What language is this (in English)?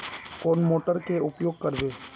Magahi